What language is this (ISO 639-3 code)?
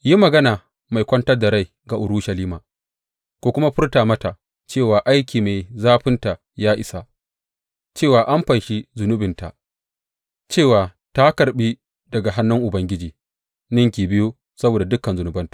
hau